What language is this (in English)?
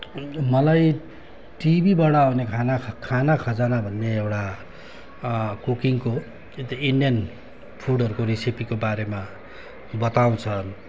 Nepali